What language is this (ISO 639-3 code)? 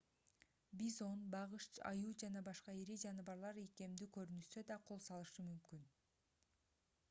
kir